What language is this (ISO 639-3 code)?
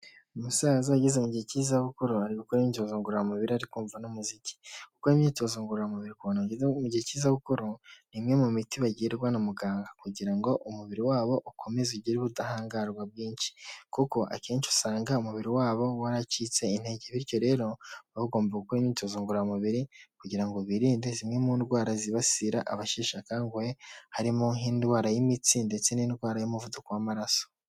kin